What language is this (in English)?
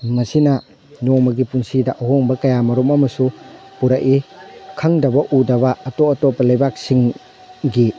Manipuri